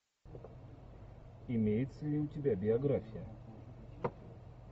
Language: Russian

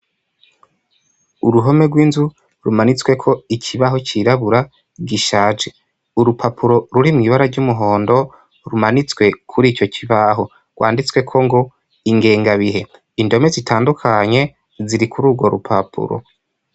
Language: Rundi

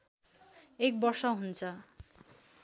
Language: Nepali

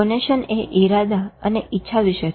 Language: Gujarati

